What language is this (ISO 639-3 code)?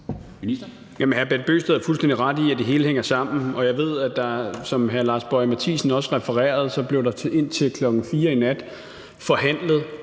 dan